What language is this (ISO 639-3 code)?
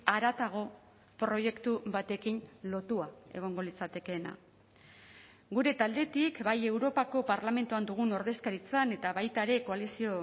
eus